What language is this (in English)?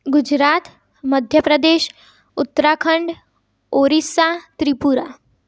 Gujarati